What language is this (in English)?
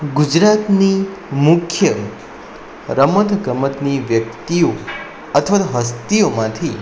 Gujarati